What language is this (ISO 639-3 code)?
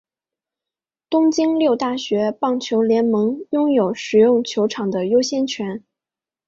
zho